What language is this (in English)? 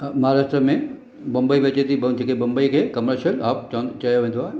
Sindhi